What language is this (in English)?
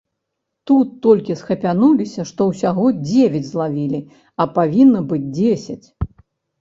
Belarusian